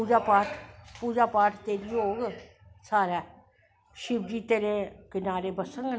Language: Dogri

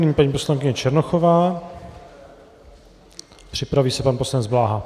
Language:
Czech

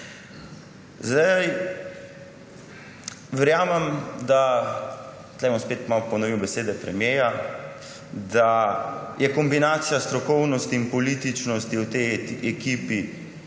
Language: Slovenian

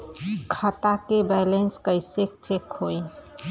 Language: Bhojpuri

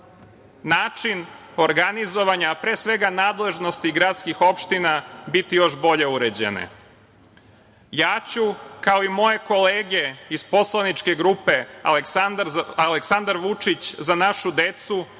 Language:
Serbian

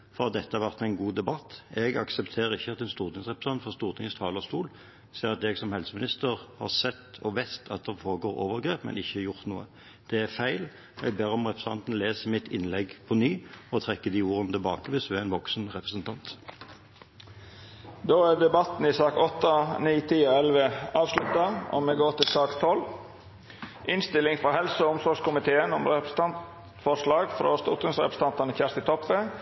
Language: Norwegian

